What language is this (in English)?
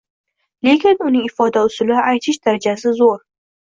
Uzbek